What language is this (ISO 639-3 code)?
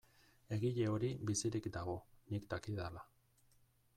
eus